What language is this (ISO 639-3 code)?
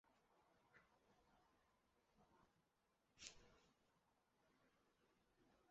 zho